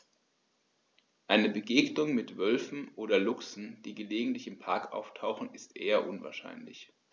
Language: German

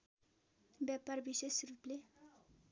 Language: Nepali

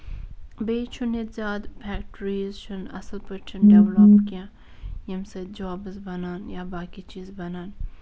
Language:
Kashmiri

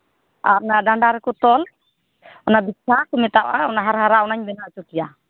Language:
Santali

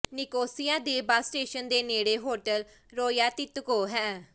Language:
Punjabi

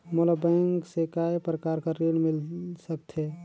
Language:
Chhattisgarhi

